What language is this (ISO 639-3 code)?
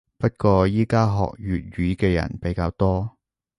yue